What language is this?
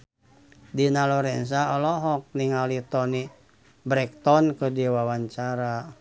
Sundanese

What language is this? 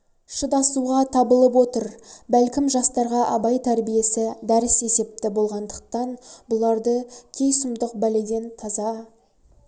Kazakh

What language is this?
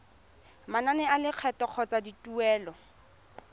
Tswana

